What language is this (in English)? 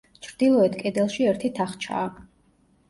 Georgian